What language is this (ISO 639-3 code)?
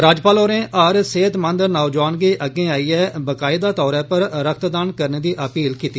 doi